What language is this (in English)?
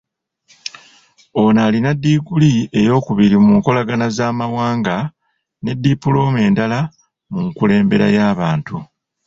Ganda